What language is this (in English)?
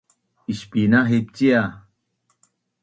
Bunun